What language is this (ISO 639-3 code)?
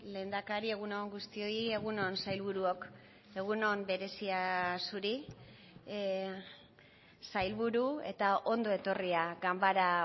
eus